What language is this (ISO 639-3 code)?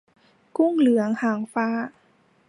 tha